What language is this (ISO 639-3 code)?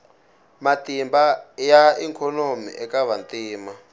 tso